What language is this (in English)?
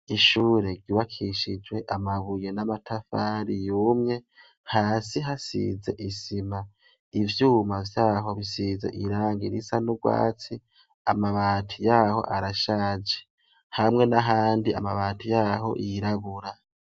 Rundi